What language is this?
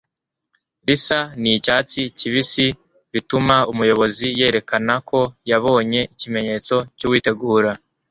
Kinyarwanda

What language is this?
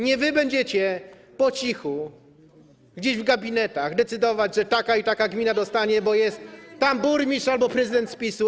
Polish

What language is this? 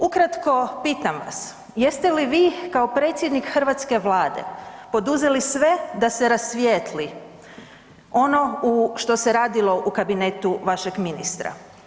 Croatian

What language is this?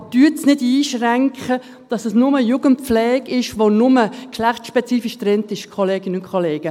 Swiss German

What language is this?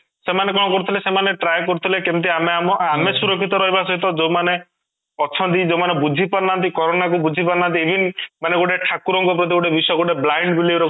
Odia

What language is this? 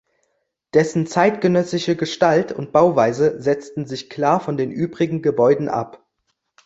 German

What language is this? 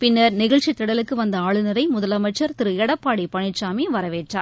Tamil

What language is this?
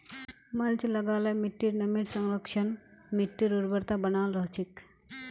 Magahi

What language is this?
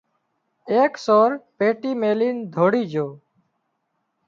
Wadiyara Koli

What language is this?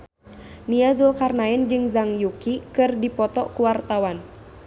Sundanese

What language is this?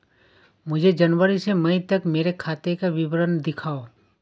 Hindi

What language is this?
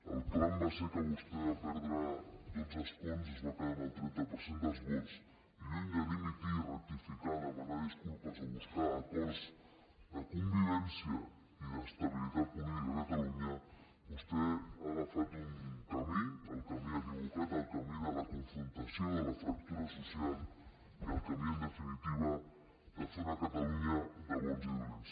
Catalan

